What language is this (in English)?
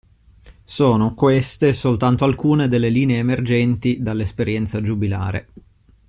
Italian